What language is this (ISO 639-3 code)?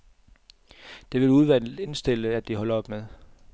dan